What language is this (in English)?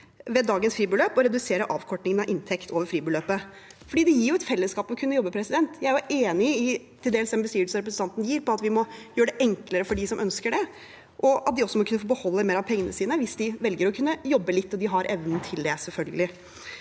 Norwegian